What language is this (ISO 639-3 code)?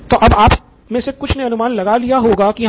hin